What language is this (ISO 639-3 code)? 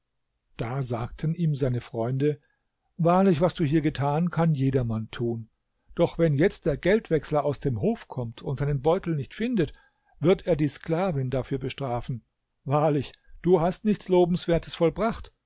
deu